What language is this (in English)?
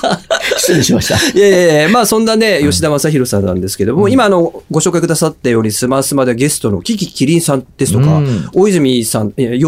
Japanese